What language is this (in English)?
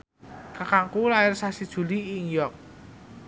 Javanese